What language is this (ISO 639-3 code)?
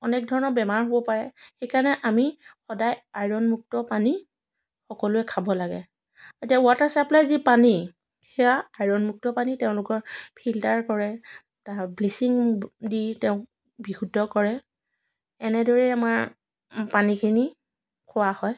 asm